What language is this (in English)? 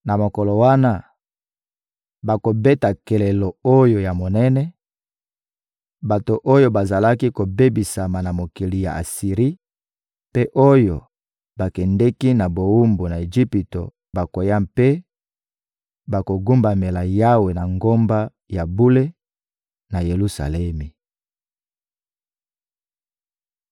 Lingala